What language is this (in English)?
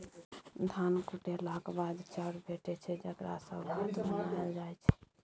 Maithili